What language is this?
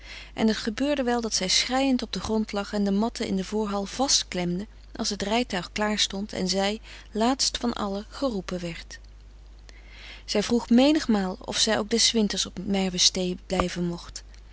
Dutch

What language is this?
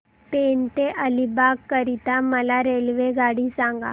Marathi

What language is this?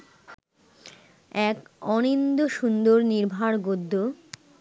Bangla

